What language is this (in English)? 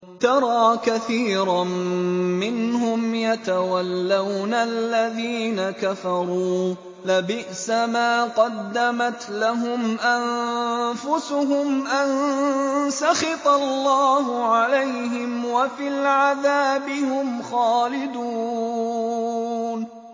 Arabic